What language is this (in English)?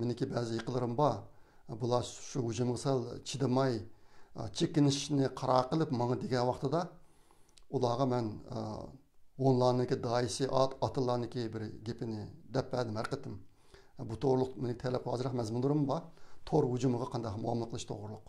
Turkish